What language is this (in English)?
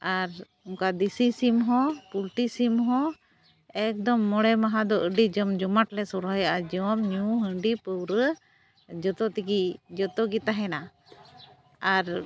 Santali